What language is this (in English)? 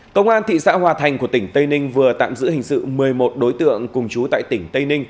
Vietnamese